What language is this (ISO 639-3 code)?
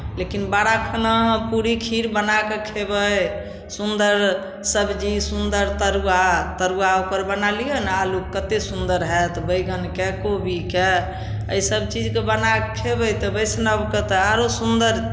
mai